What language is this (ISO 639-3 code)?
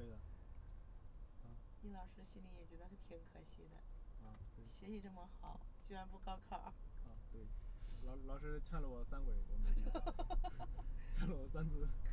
zho